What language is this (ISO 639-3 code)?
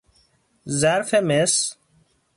fas